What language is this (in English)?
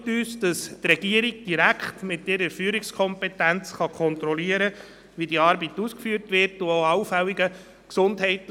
Swiss German